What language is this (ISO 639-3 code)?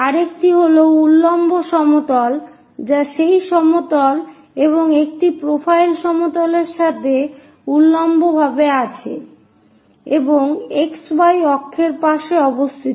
ben